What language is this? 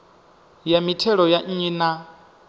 Venda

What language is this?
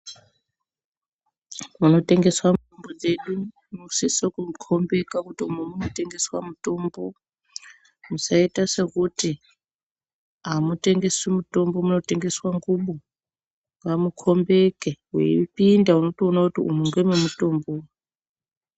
Ndau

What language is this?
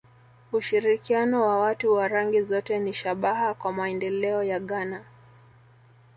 Swahili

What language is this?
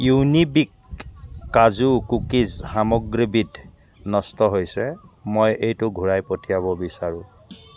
Assamese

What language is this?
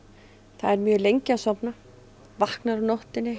Icelandic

